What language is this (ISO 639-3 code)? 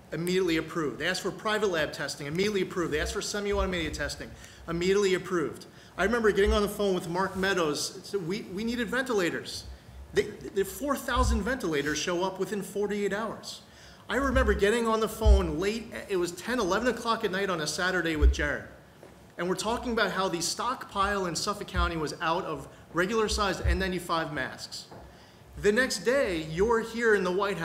eng